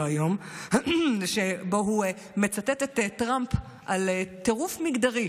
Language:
Hebrew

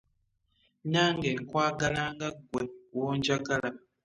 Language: Ganda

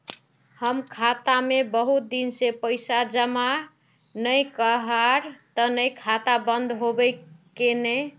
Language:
Magahi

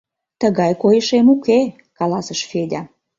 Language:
Mari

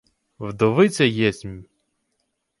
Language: Ukrainian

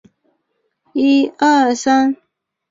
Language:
Chinese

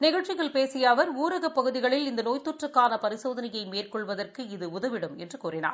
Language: Tamil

